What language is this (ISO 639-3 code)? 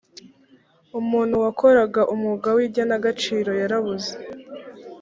kin